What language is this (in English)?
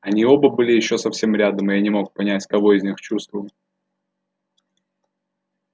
Russian